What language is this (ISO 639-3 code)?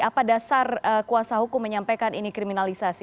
ind